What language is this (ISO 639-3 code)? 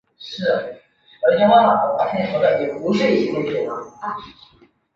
zho